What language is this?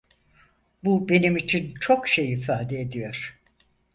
Turkish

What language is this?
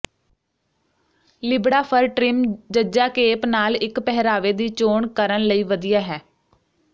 Punjabi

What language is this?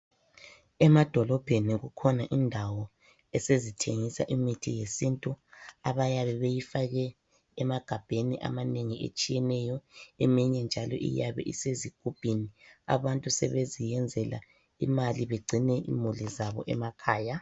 North Ndebele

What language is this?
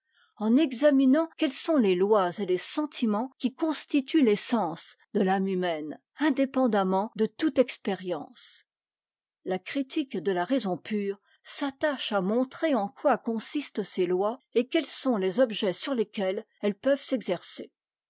French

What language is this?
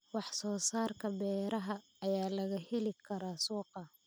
Somali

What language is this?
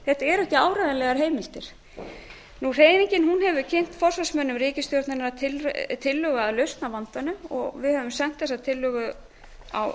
Icelandic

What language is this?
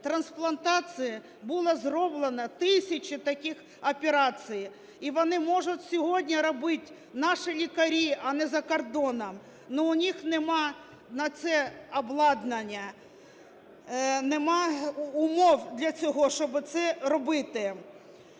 Ukrainian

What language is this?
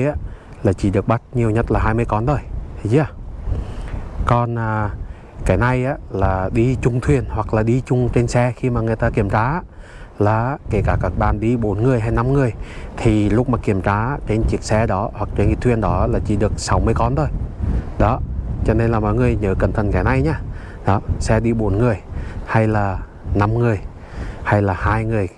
Vietnamese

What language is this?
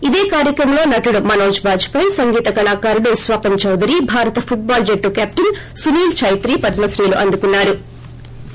Telugu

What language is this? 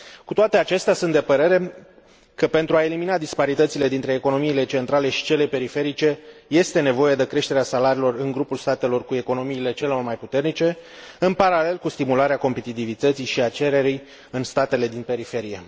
Romanian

